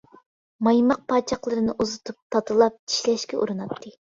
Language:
Uyghur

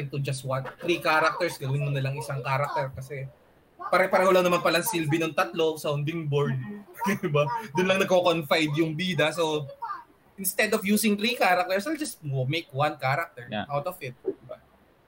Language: Filipino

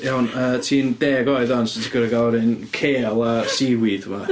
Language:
Welsh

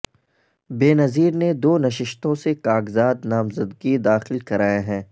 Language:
Urdu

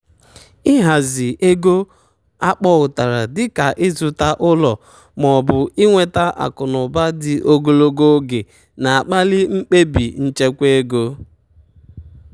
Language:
Igbo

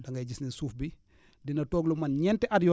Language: Wolof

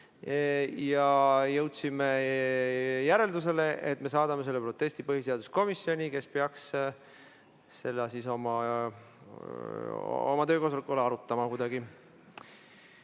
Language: Estonian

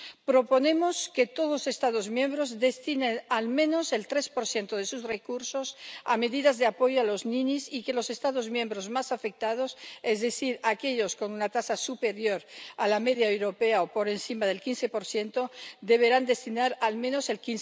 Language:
Spanish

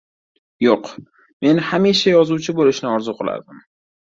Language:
Uzbek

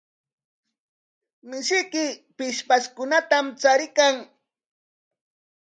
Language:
Corongo Ancash Quechua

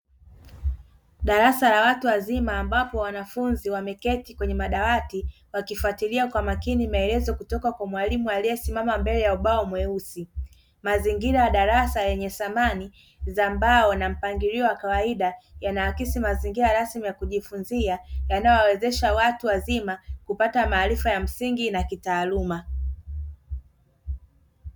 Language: Swahili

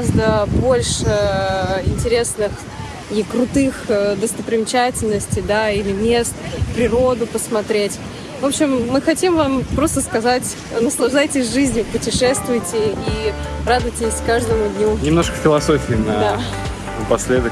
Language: Russian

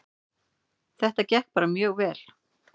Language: Icelandic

